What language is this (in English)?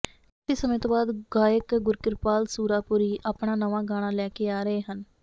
Punjabi